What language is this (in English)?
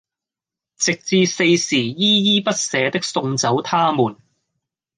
Cantonese